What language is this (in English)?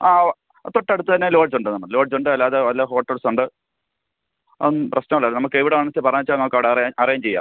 Malayalam